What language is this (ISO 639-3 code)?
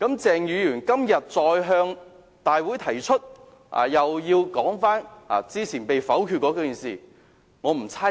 yue